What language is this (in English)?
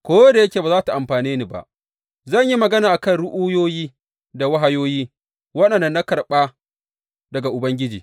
Hausa